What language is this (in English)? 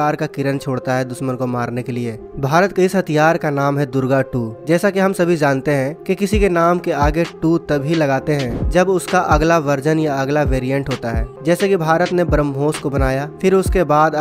Hindi